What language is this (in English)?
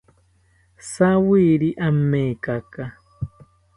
South Ucayali Ashéninka